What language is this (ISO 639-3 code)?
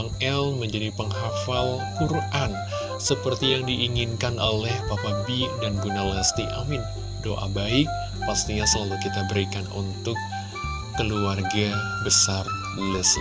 ind